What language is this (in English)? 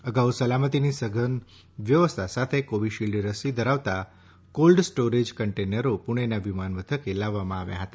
Gujarati